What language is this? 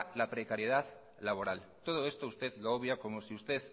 Spanish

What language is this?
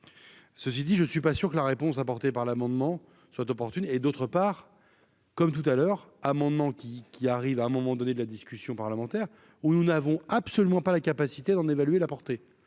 French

